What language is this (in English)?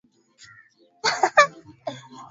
Swahili